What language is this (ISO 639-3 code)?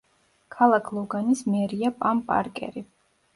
kat